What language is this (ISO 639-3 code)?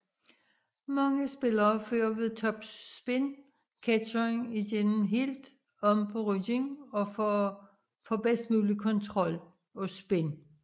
dan